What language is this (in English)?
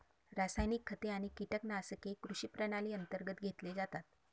Marathi